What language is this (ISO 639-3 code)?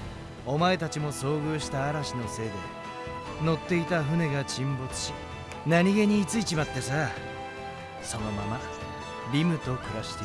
jpn